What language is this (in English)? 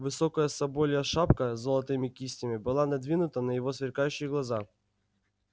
Russian